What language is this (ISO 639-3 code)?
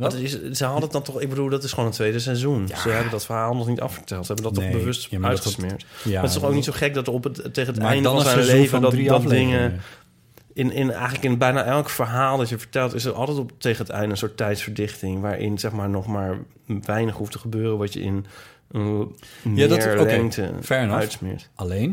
nld